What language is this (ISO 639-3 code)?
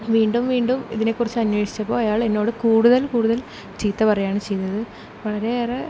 mal